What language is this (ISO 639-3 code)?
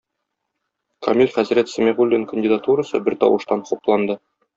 tat